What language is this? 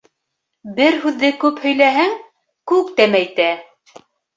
Bashkir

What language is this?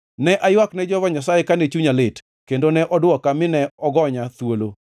Luo (Kenya and Tanzania)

